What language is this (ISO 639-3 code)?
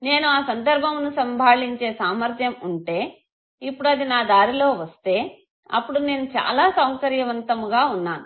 tel